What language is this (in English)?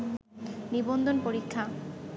Bangla